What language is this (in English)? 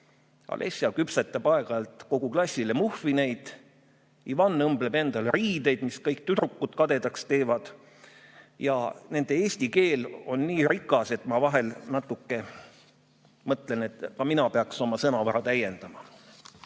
Estonian